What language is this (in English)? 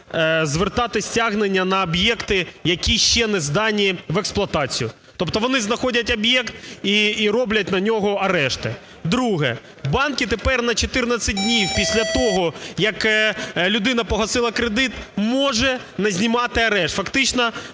Ukrainian